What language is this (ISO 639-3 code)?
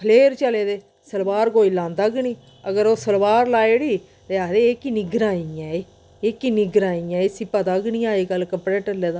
doi